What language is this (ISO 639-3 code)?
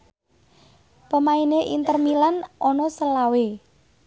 jav